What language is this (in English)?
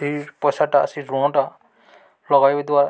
Odia